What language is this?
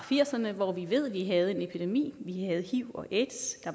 Danish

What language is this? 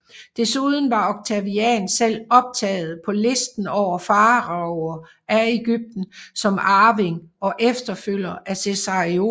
Danish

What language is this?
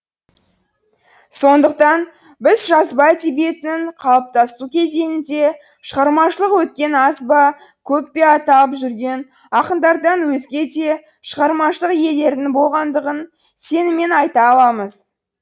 Kazakh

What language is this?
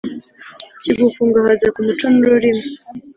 Kinyarwanda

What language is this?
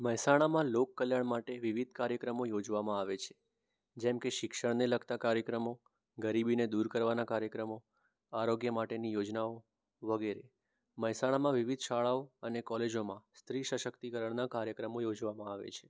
Gujarati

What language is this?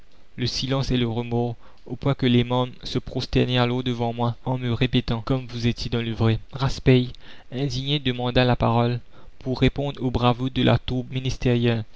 French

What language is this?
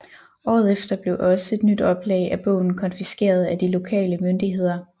Danish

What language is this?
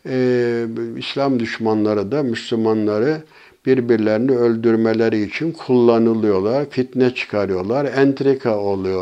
Turkish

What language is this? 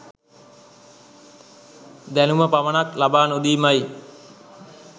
Sinhala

